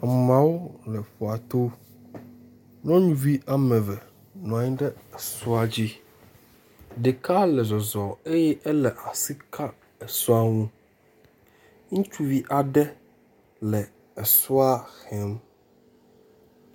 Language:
Ewe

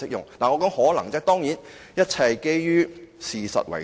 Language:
Cantonese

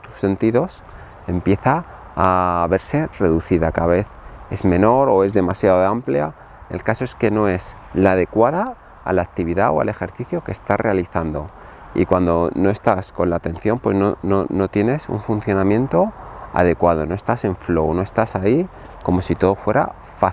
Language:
Spanish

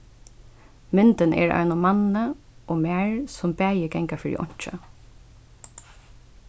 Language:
Faroese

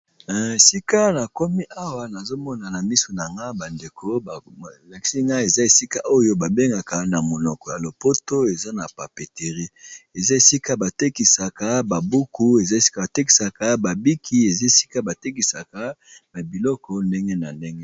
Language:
Lingala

